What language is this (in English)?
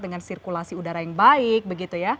Indonesian